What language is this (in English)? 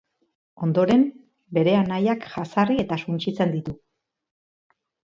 Basque